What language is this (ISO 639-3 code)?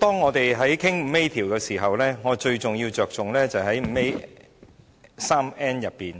yue